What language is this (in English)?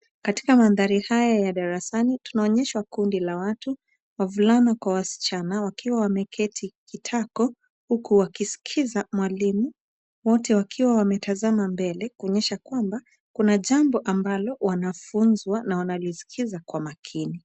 Swahili